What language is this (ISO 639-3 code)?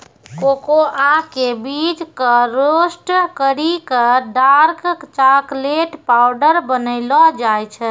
mai